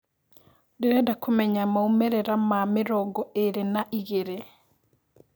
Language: Kikuyu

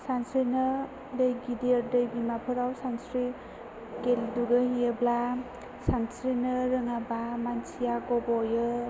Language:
Bodo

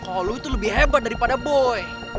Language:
Indonesian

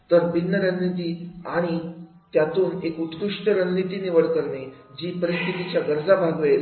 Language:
Marathi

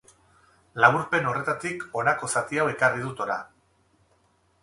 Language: Basque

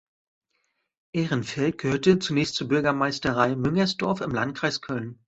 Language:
German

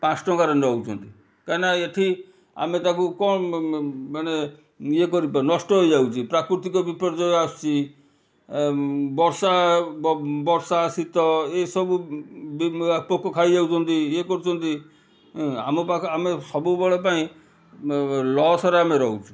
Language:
Odia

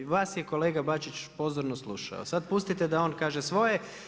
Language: Croatian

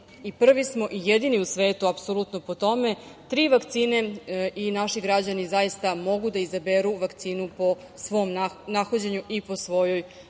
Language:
Serbian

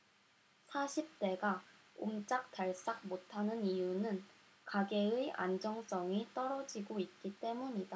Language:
Korean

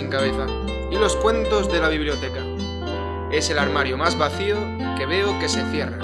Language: Spanish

